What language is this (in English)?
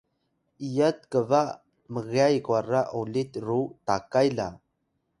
Atayal